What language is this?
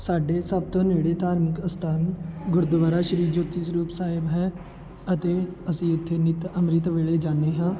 Punjabi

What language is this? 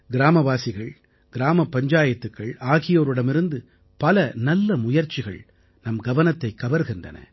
Tamil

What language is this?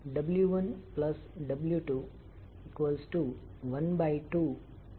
Gujarati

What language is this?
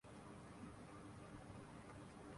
Urdu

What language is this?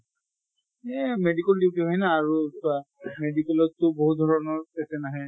Assamese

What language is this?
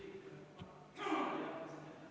Estonian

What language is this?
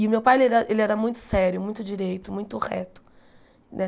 Portuguese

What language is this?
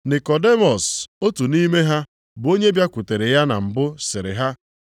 Igbo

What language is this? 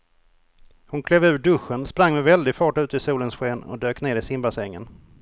Swedish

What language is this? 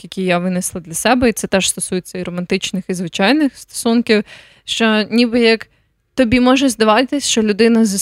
Ukrainian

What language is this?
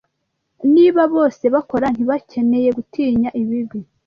Kinyarwanda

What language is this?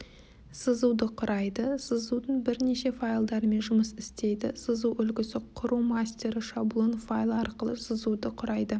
Kazakh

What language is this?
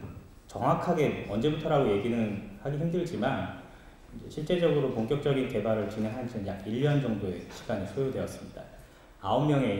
Korean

